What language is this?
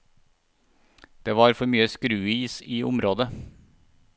Norwegian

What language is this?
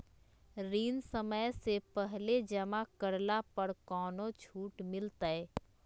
Magahi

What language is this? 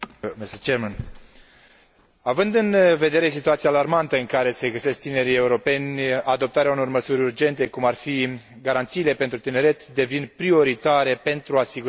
Romanian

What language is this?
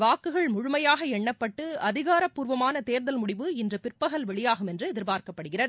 Tamil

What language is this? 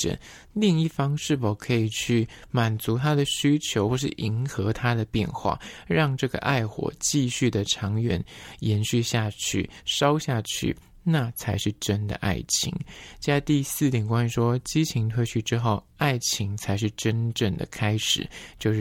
Chinese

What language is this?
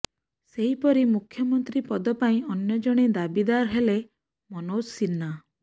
Odia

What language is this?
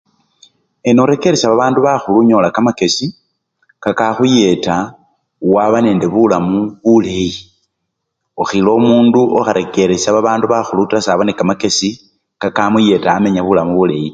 Luyia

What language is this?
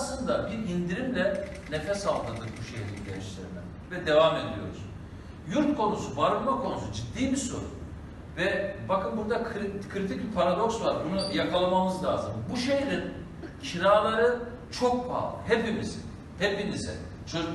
Turkish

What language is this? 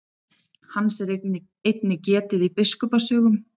Icelandic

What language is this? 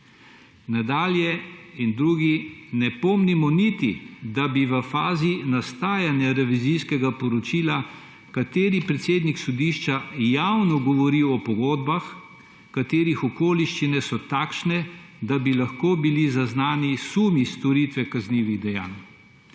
Slovenian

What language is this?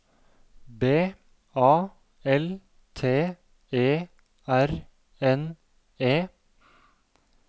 Norwegian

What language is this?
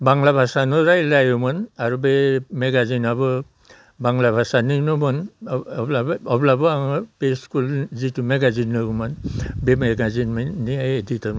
Bodo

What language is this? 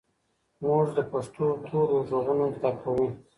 Pashto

